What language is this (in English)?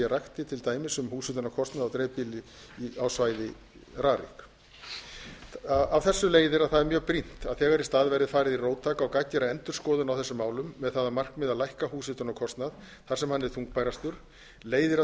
Icelandic